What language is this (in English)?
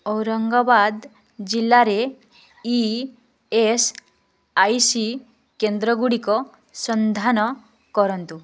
Odia